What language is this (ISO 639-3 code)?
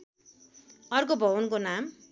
nep